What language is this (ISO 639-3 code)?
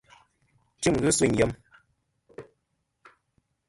bkm